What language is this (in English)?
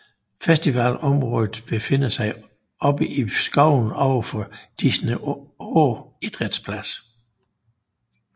Danish